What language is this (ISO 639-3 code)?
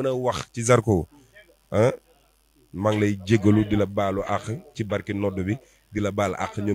ind